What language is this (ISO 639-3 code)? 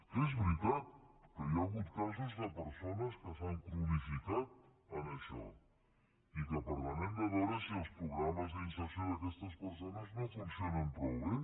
cat